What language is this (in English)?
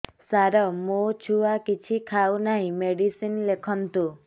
Odia